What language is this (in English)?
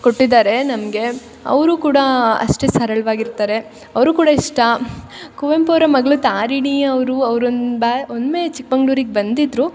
Kannada